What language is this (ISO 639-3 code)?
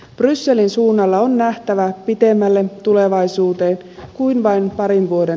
fin